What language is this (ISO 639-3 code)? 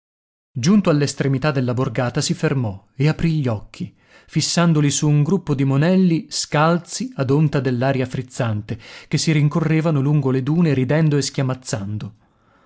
ita